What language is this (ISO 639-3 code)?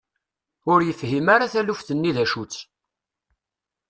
kab